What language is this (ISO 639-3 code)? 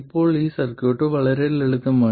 mal